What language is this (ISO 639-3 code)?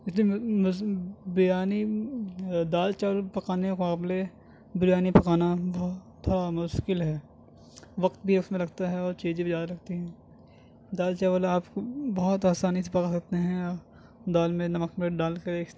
urd